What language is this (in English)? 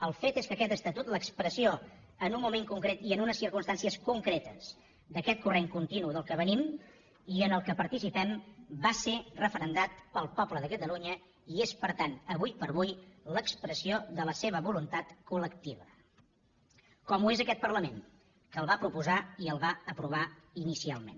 Catalan